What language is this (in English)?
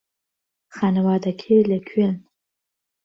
Central Kurdish